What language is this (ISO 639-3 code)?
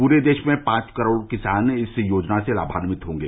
hin